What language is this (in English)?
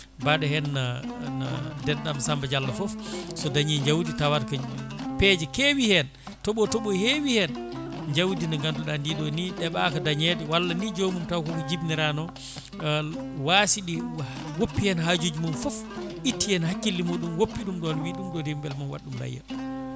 Fula